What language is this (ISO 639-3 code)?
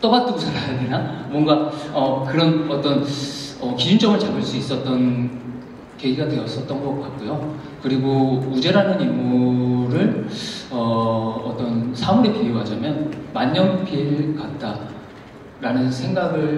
kor